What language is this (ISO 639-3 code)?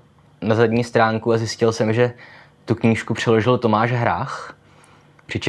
ces